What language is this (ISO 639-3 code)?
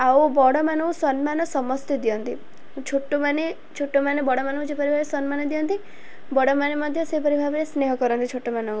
ori